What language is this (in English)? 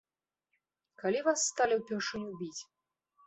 Belarusian